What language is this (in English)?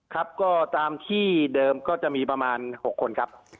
Thai